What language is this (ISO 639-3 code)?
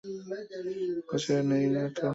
ben